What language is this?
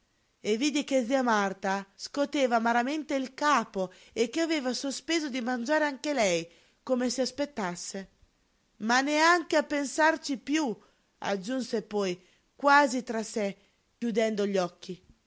Italian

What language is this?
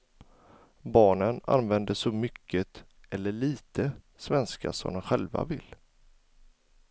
Swedish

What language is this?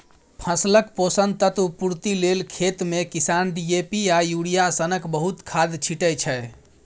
Maithili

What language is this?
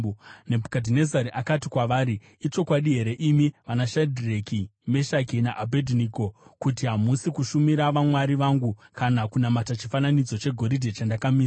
Shona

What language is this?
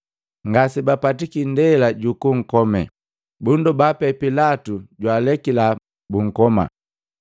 Matengo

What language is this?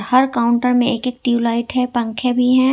Hindi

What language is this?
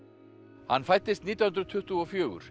Icelandic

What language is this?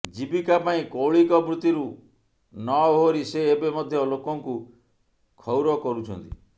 Odia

